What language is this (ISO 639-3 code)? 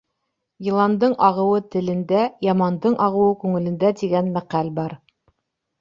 bak